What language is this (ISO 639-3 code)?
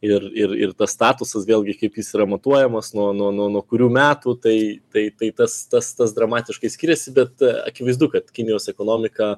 lit